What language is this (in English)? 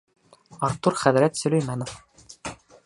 Bashkir